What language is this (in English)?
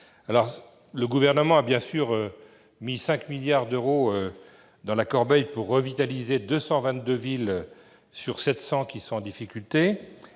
French